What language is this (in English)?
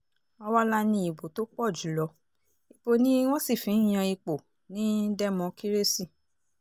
Yoruba